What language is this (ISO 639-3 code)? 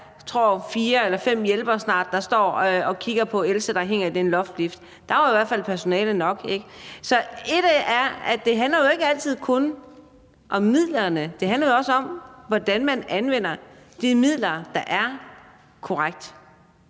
dan